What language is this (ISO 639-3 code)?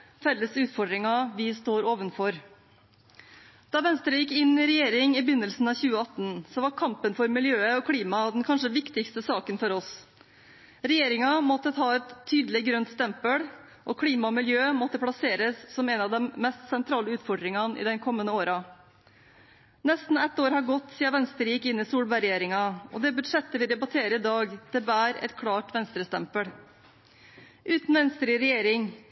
nob